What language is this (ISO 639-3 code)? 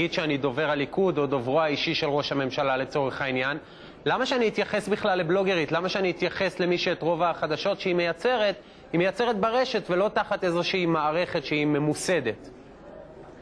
heb